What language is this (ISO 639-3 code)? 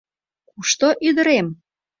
chm